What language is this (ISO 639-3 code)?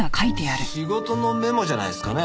jpn